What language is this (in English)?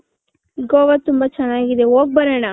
Kannada